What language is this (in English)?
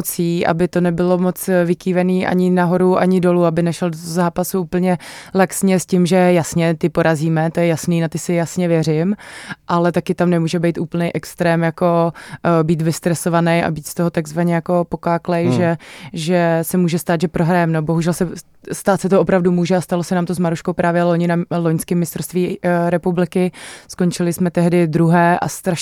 Czech